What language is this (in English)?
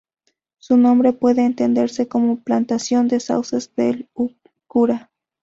Spanish